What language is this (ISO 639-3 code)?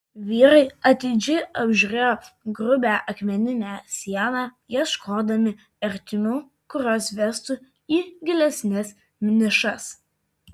lit